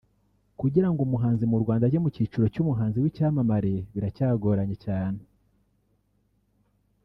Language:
Kinyarwanda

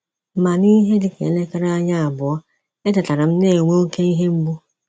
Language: Igbo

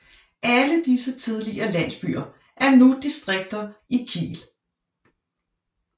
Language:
Danish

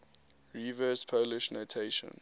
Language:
English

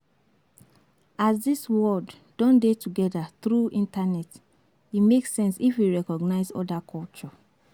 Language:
Nigerian Pidgin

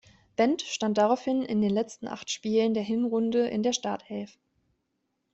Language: German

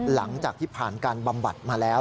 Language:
Thai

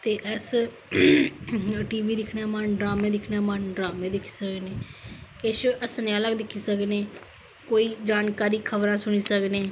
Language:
Dogri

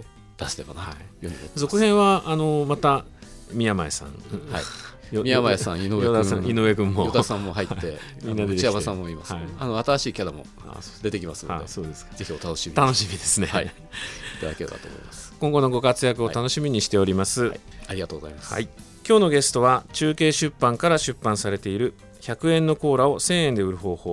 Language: Japanese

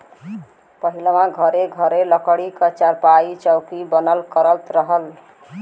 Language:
Bhojpuri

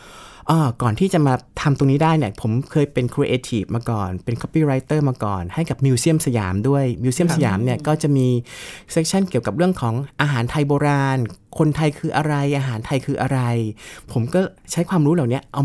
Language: Thai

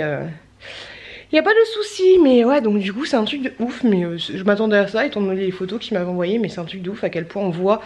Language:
French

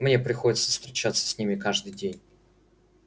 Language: Russian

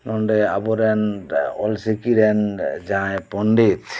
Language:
Santali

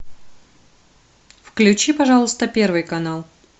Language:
Russian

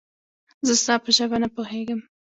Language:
Pashto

